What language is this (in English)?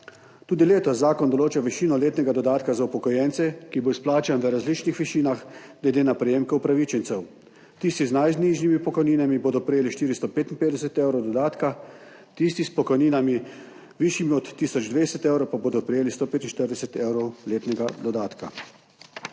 Slovenian